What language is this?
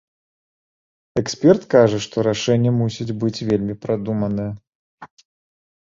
Belarusian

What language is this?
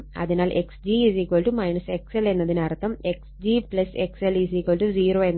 Malayalam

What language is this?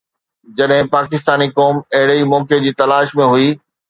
Sindhi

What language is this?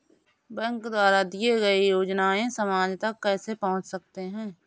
Hindi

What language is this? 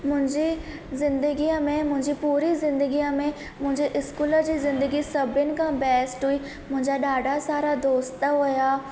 Sindhi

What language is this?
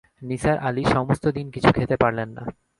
Bangla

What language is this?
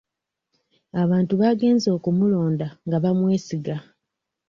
Ganda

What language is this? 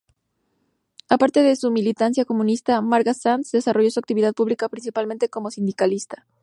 Spanish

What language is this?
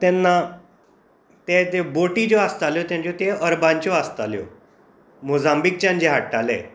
Konkani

